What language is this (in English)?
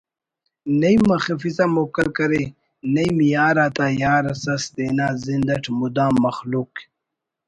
Brahui